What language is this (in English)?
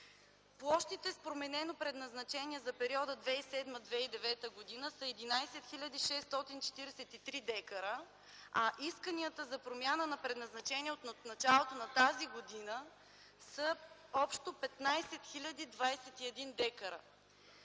Bulgarian